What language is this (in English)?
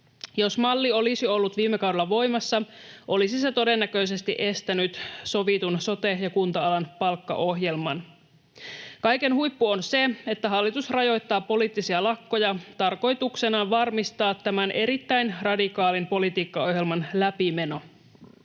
Finnish